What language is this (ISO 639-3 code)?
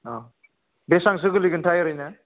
brx